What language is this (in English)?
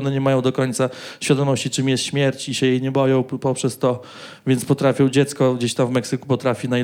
Polish